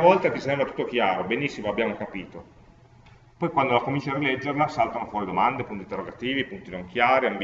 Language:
Italian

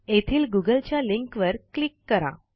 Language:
Marathi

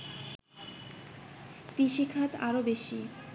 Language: Bangla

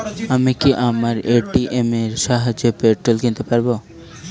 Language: Bangla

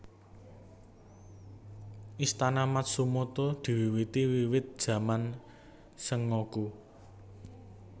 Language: Javanese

